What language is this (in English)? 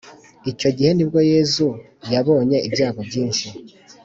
Kinyarwanda